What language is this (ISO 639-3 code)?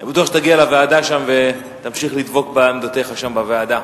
heb